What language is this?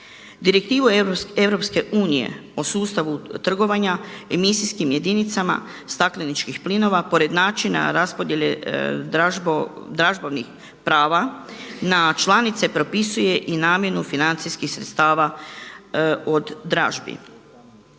Croatian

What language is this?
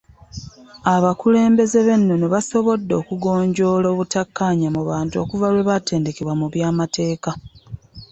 Ganda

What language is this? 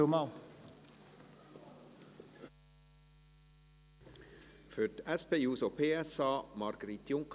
Swiss German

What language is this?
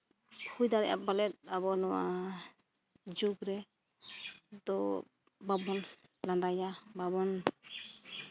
Santali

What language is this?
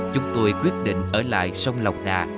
Vietnamese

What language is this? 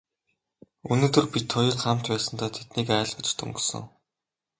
Mongolian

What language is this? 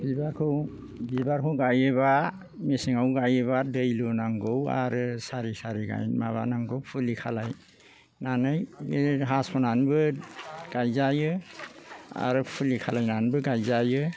Bodo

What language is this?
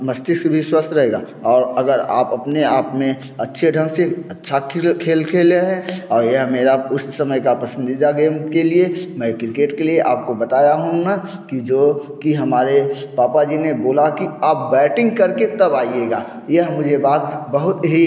Hindi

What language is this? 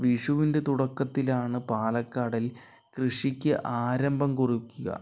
Malayalam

